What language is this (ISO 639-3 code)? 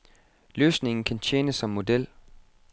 dan